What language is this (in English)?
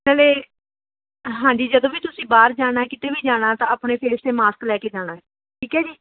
Punjabi